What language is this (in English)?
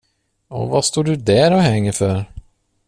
Swedish